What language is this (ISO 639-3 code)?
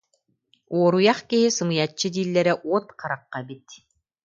sah